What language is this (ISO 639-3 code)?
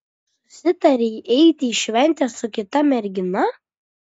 lit